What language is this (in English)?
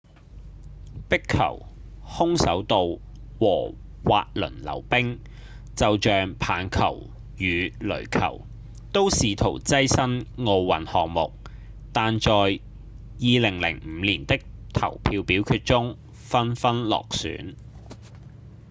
Cantonese